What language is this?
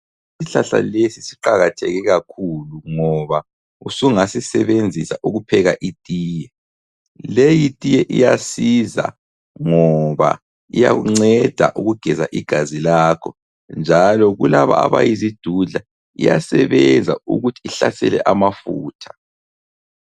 North Ndebele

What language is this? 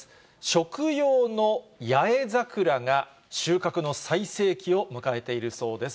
Japanese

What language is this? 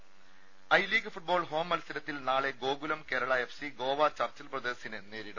Malayalam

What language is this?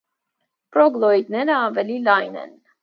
Armenian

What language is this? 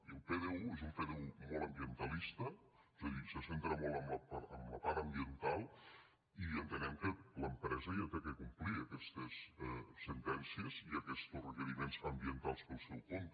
Catalan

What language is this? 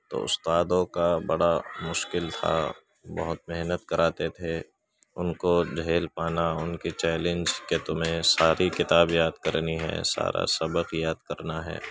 Urdu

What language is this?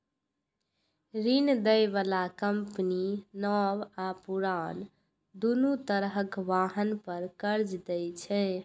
Maithili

